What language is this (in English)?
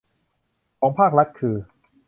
Thai